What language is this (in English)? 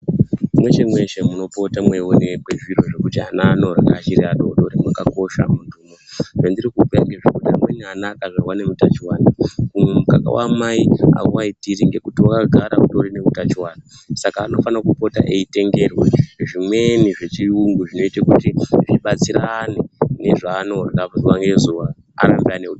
Ndau